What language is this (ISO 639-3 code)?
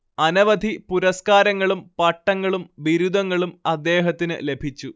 mal